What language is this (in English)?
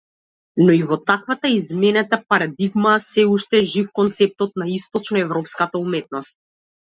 Macedonian